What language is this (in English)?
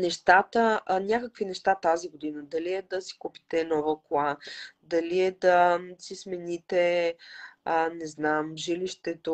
Bulgarian